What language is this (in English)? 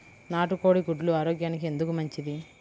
Telugu